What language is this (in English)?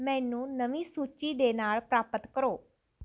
Punjabi